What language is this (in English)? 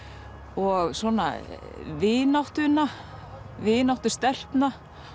Icelandic